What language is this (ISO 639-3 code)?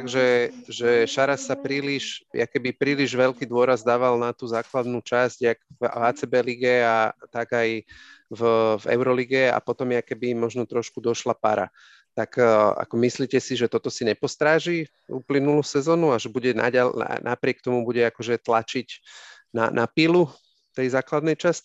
slk